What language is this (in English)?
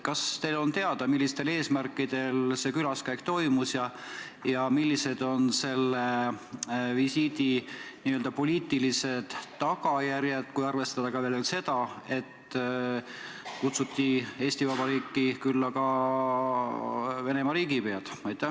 Estonian